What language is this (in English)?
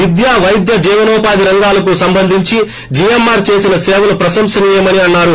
Telugu